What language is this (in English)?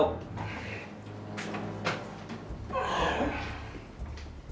Indonesian